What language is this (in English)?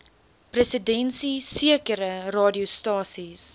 Afrikaans